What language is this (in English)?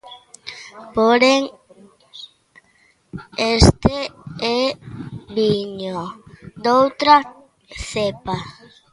Galician